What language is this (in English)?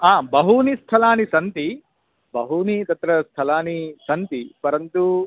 Sanskrit